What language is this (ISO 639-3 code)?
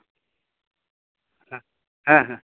sat